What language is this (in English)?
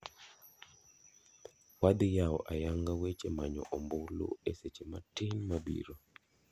Luo (Kenya and Tanzania)